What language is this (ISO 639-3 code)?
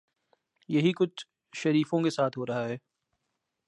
urd